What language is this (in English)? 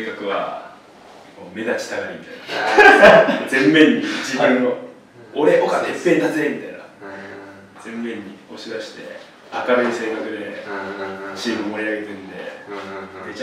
Japanese